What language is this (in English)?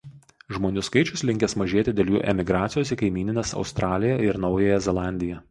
Lithuanian